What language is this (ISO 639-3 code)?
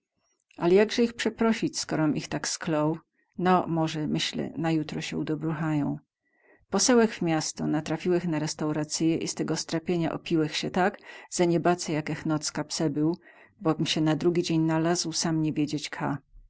pol